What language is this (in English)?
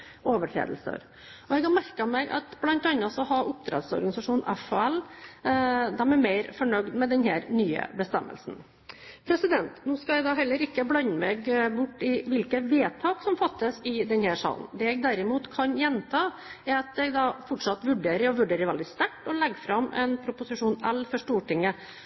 Norwegian Bokmål